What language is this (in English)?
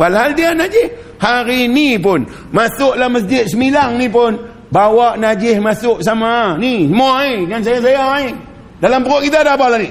Malay